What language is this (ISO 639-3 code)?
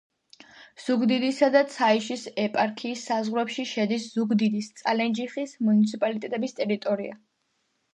kat